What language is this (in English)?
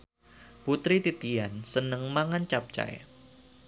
Javanese